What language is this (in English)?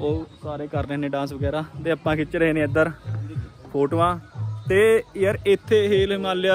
Hindi